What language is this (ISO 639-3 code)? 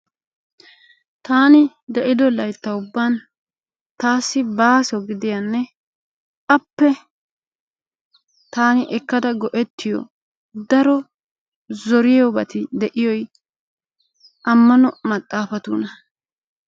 wal